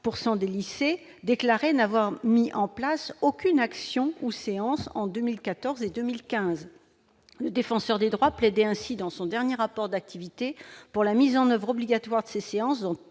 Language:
French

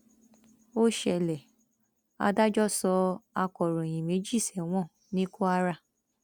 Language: Yoruba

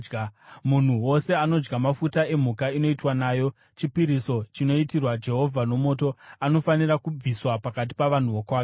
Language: Shona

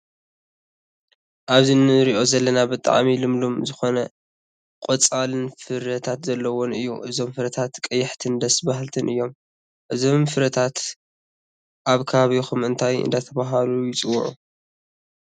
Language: Tigrinya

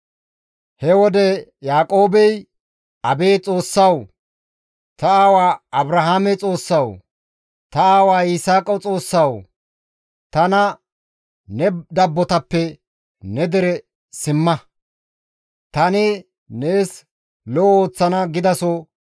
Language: Gamo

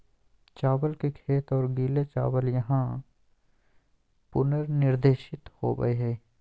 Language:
Magahi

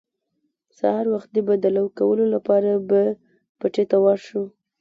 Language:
Pashto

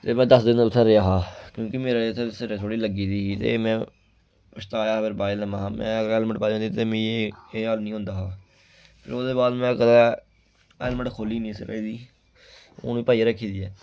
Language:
Dogri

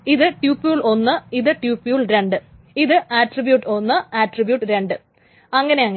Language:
Malayalam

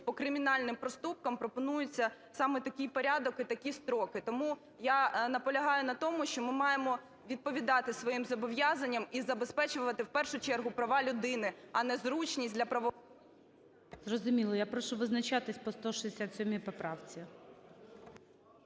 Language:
Ukrainian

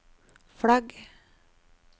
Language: Norwegian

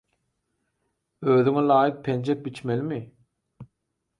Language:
Turkmen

